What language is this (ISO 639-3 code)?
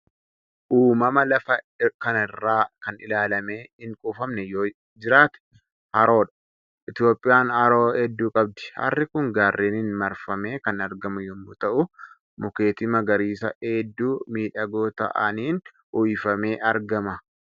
orm